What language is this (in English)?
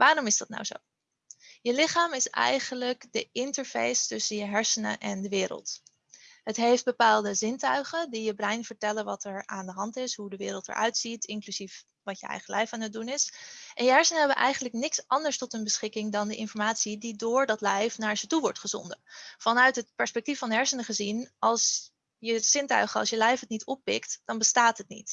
Dutch